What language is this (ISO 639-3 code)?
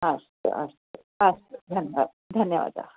san